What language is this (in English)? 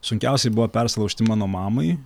Lithuanian